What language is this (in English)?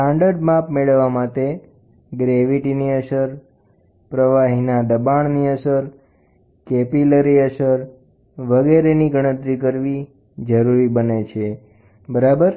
Gujarati